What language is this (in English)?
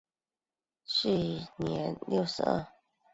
Chinese